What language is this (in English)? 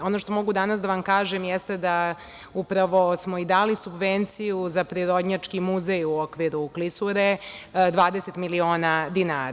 Serbian